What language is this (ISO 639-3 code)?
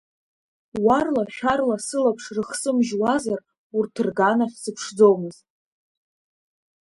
abk